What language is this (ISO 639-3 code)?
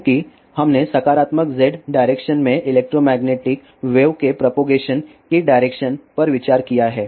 hin